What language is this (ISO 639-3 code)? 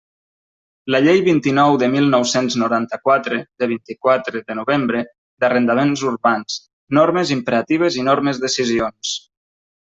cat